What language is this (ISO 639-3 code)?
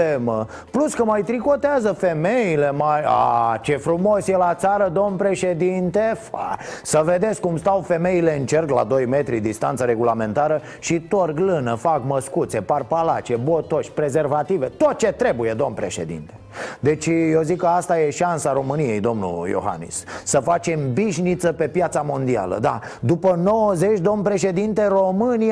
ron